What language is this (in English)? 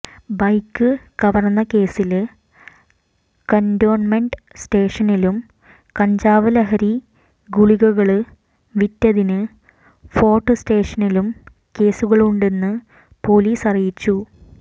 Malayalam